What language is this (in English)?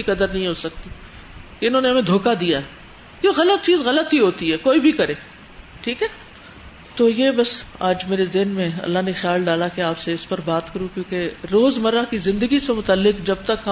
Urdu